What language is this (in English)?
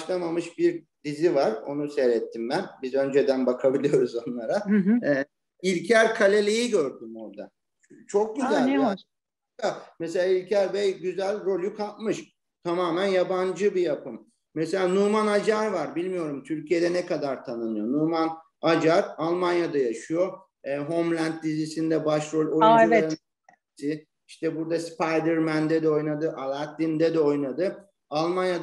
Turkish